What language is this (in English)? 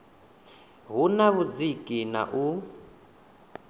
Venda